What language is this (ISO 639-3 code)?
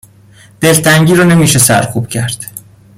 fas